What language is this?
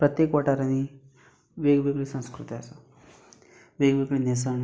Konkani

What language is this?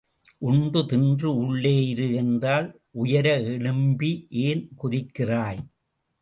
Tamil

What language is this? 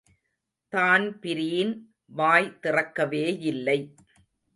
Tamil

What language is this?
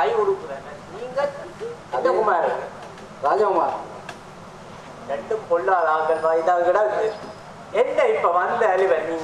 Thai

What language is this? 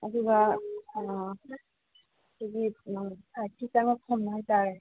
Manipuri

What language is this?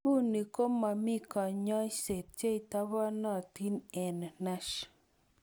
Kalenjin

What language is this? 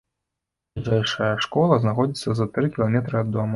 Belarusian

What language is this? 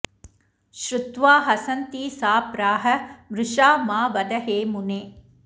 Sanskrit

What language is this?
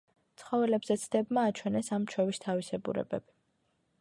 Georgian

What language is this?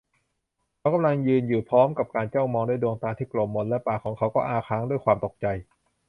Thai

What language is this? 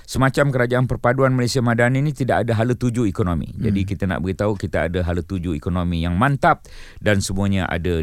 Malay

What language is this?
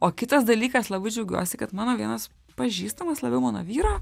Lithuanian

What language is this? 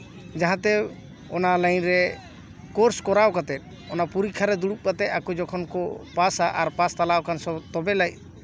Santali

